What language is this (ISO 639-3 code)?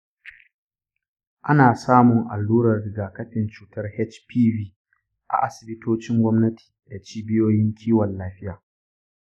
hau